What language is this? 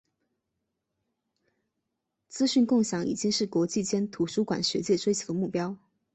Chinese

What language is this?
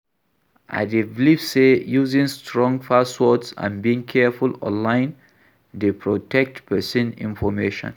Nigerian Pidgin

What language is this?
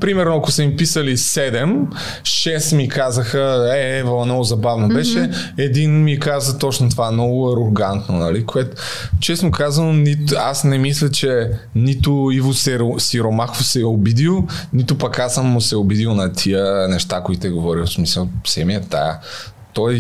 Bulgarian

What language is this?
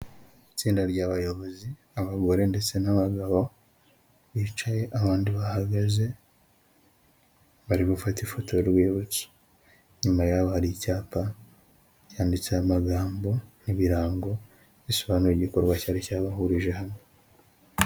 Kinyarwanda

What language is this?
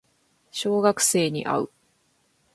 Japanese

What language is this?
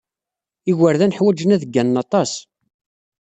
Kabyle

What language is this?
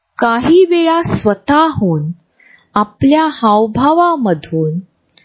Marathi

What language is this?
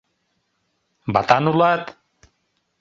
Mari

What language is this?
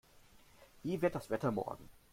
German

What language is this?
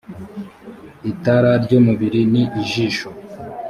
Kinyarwanda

